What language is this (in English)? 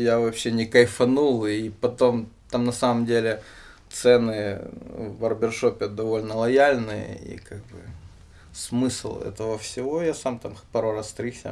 Russian